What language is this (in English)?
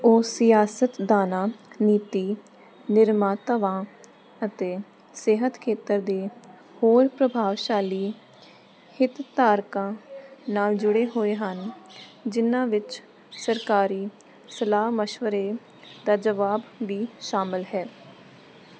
Punjabi